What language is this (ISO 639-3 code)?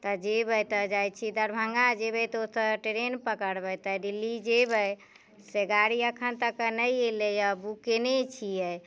mai